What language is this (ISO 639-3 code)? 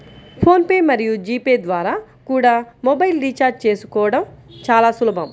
tel